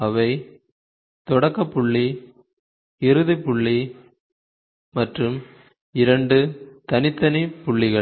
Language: Tamil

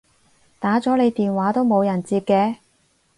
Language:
Cantonese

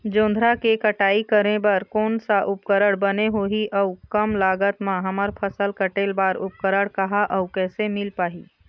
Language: Chhattisgarhi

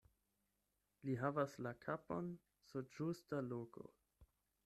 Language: Esperanto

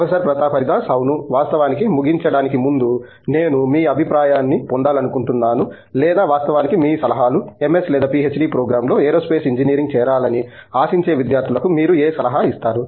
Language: Telugu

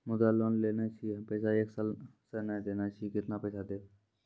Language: Maithili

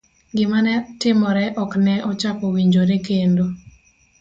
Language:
Luo (Kenya and Tanzania)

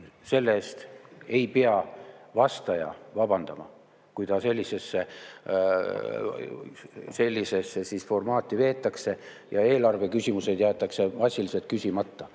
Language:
Estonian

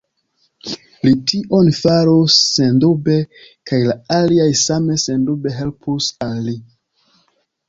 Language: Esperanto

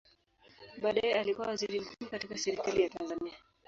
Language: Swahili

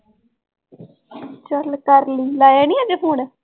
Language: Punjabi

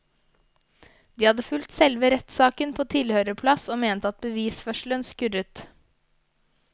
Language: Norwegian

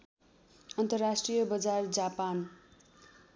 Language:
Nepali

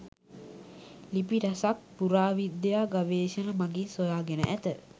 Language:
Sinhala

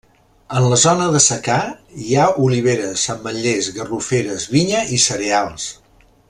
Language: Catalan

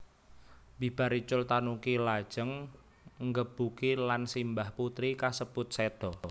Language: Javanese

